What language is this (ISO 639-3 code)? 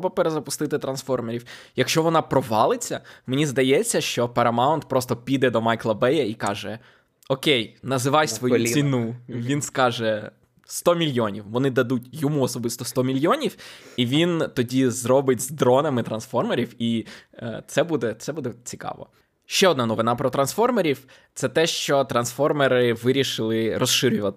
ukr